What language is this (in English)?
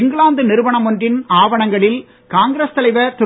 Tamil